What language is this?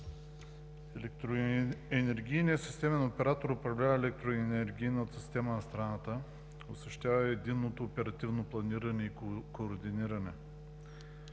Bulgarian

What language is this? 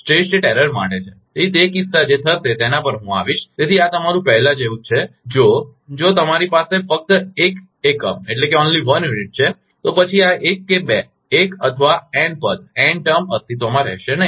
Gujarati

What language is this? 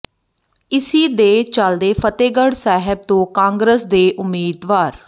Punjabi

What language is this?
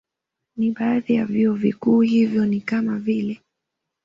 Swahili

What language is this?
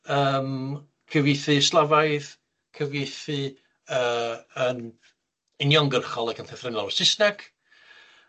Welsh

